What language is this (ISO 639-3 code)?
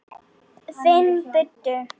isl